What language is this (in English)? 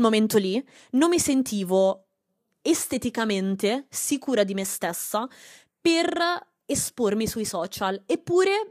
Italian